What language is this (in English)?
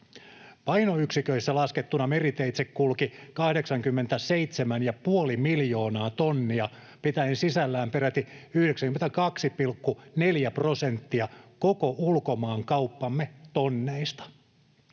Finnish